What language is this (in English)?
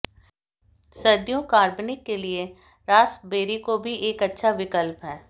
Hindi